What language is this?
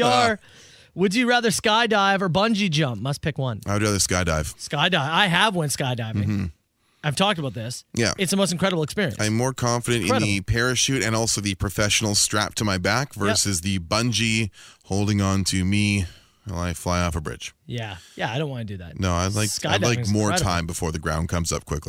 English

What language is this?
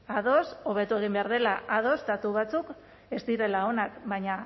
Basque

